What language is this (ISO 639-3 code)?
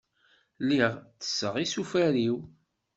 kab